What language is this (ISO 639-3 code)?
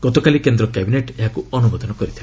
ori